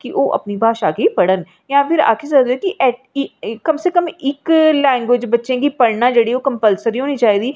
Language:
Dogri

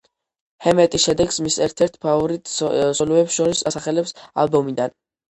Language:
Georgian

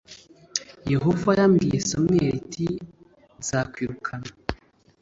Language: Kinyarwanda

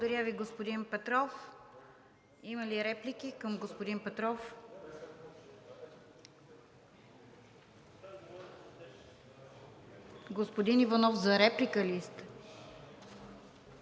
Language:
Bulgarian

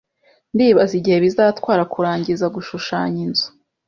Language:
Kinyarwanda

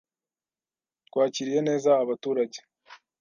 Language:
Kinyarwanda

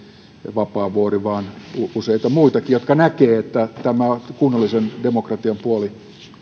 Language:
Finnish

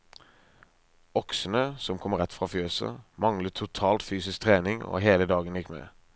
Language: Norwegian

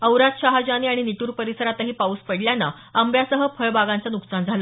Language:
Marathi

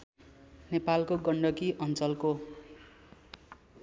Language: Nepali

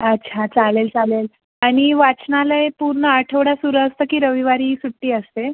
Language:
Marathi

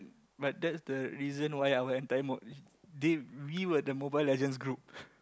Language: English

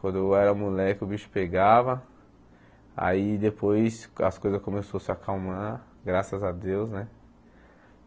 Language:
Portuguese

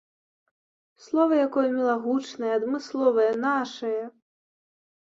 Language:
Belarusian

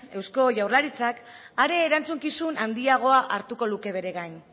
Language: Basque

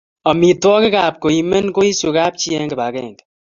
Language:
Kalenjin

